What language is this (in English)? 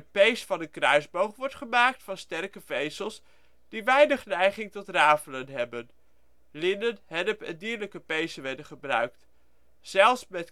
Dutch